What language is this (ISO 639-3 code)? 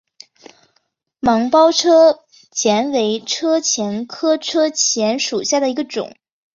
zho